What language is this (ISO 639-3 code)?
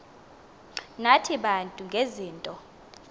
xho